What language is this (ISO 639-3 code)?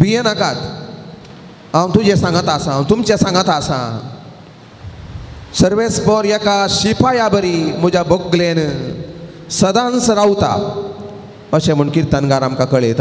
ron